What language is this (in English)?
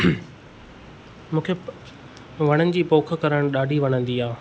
Sindhi